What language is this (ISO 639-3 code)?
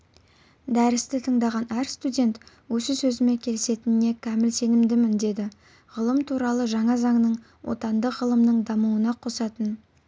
kaz